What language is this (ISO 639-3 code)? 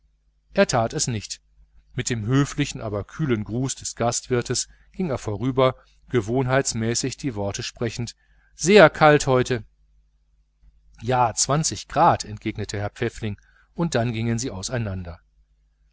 deu